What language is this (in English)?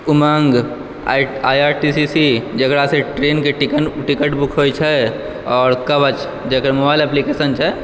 Maithili